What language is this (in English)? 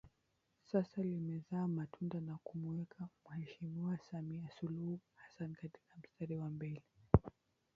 Swahili